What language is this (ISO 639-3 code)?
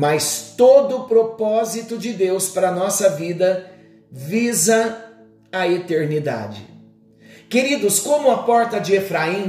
por